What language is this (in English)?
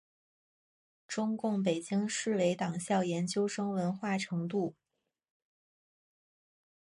Chinese